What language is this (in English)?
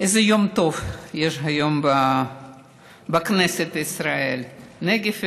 Hebrew